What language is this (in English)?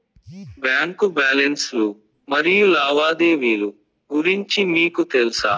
Telugu